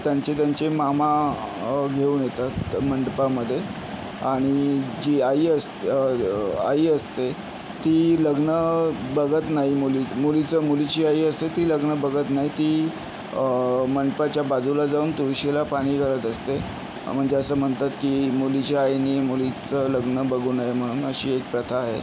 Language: Marathi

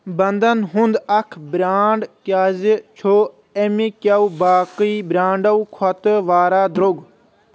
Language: Kashmiri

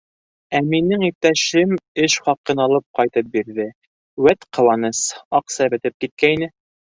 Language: Bashkir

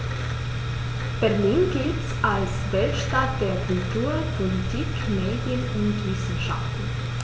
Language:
German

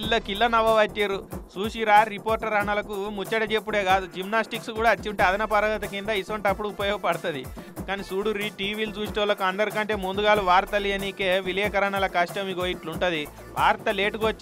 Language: Telugu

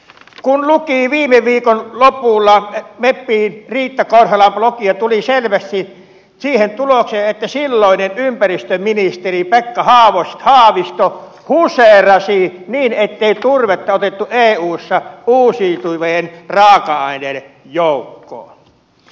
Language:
Finnish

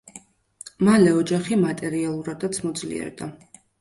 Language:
Georgian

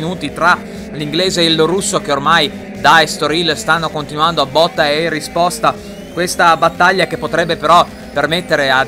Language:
Italian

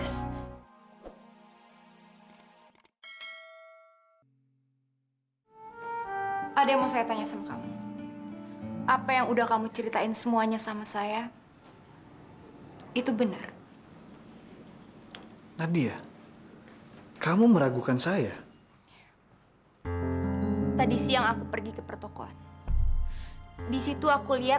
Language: Indonesian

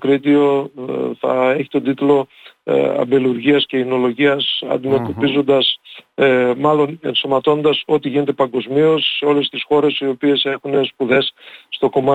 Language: Greek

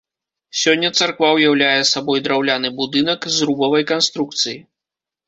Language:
Belarusian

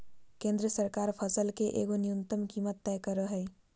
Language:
Magahi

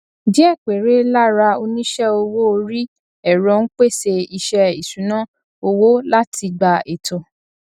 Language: Yoruba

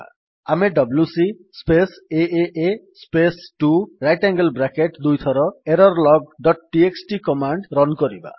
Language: Odia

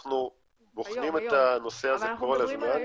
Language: Hebrew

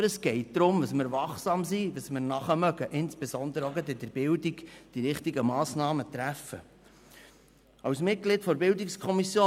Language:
Swiss German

